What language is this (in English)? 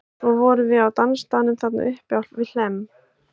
Icelandic